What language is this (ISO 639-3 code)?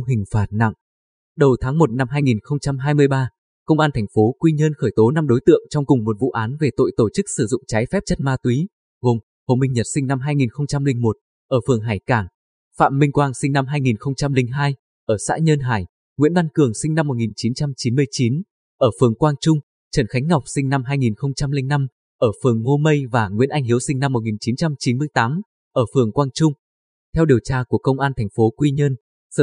vie